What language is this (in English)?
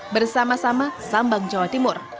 Indonesian